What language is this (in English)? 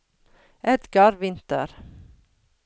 Norwegian